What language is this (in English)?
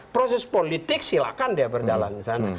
Indonesian